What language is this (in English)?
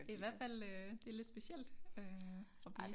Danish